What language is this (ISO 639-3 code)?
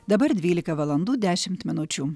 lit